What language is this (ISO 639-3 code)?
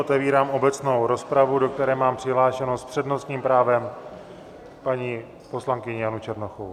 ces